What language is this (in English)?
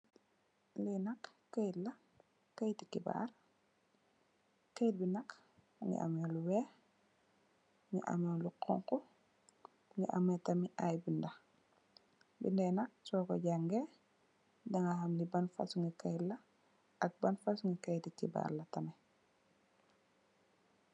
Wolof